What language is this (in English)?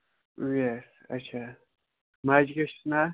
Kashmiri